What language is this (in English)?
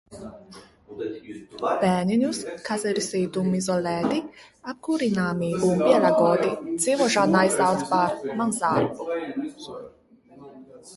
Latvian